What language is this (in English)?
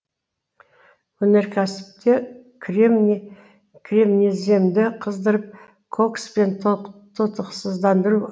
Kazakh